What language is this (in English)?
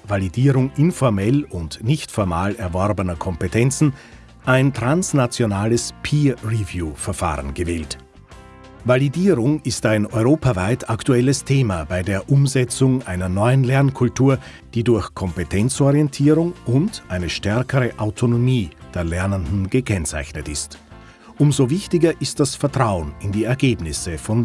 German